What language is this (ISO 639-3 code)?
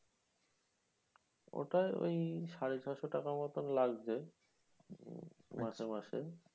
ben